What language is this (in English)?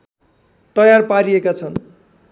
Nepali